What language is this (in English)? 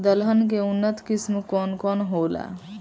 Bhojpuri